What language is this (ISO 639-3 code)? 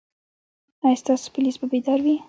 pus